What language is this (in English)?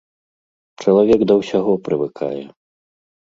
Belarusian